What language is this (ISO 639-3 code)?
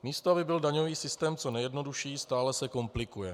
ces